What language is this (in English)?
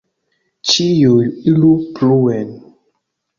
Esperanto